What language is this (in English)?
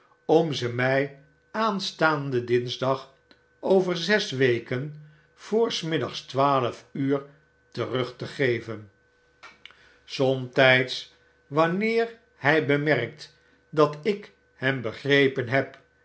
Dutch